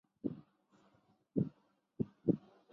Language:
Chinese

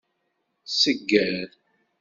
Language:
Kabyle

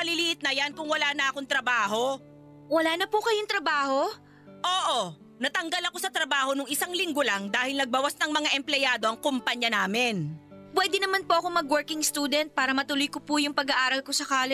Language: Filipino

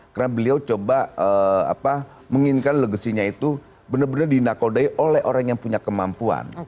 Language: Indonesian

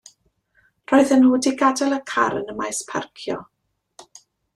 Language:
Welsh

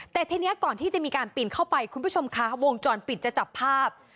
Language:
Thai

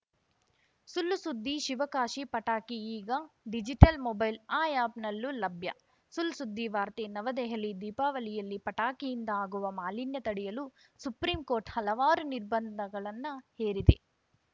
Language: Kannada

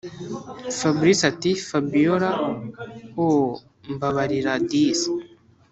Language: Kinyarwanda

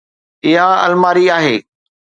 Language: Sindhi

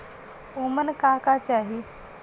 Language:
Bhojpuri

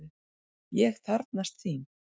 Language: Icelandic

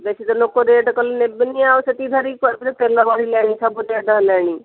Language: Odia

